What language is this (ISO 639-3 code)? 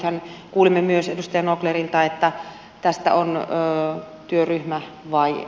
fin